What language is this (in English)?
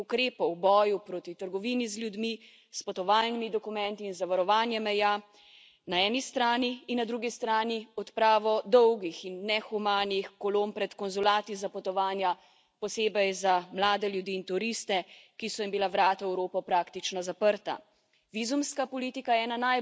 Slovenian